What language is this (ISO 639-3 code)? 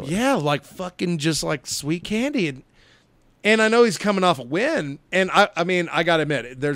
eng